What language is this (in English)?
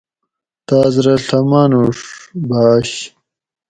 Gawri